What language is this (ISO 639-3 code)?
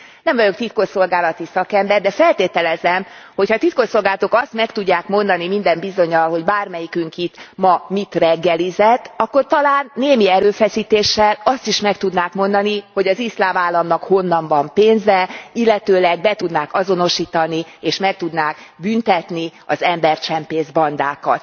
hun